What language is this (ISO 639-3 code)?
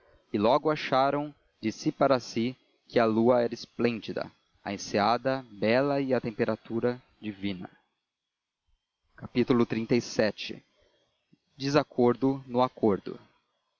por